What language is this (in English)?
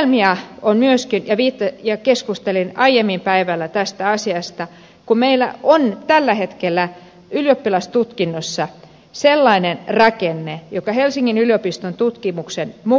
Finnish